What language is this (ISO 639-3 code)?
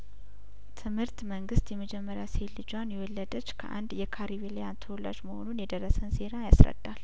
amh